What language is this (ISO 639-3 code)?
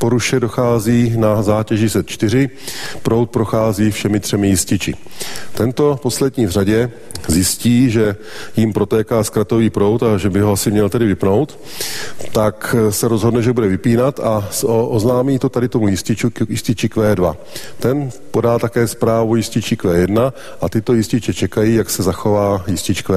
ces